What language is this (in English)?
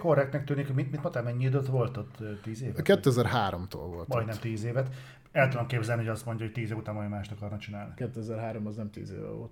Hungarian